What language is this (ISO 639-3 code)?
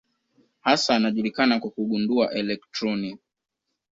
swa